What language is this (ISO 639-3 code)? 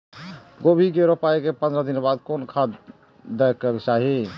mai